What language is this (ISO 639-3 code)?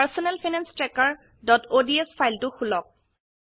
asm